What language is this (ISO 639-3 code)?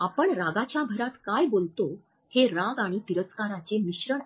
mar